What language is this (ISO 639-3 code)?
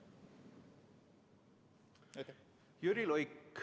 est